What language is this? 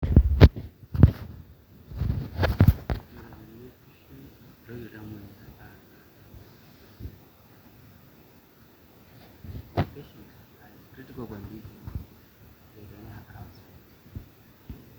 Masai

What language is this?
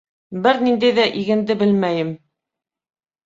Bashkir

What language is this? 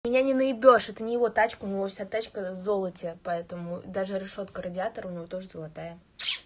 Russian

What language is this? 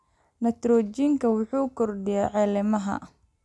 Somali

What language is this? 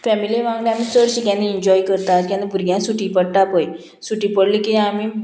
Konkani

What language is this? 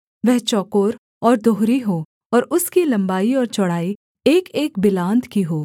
Hindi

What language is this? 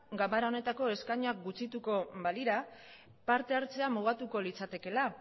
Basque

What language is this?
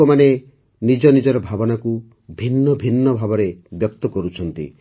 Odia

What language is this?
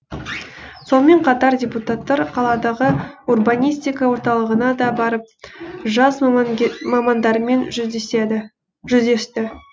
Kazakh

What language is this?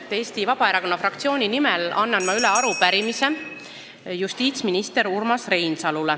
Estonian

